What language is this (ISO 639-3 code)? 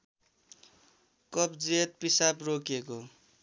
nep